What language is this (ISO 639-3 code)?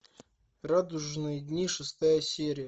rus